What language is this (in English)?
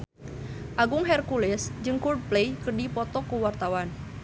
Sundanese